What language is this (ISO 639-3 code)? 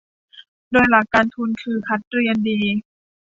tha